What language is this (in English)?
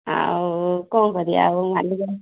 Odia